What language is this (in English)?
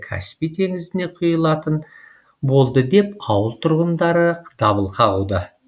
Kazakh